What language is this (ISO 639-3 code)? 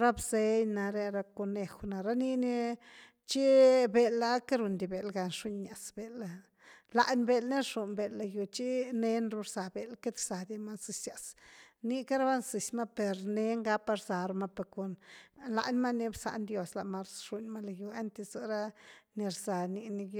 ztu